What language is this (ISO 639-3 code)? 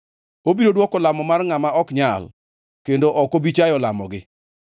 luo